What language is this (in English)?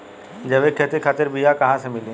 Bhojpuri